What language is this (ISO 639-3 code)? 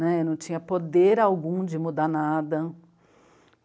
por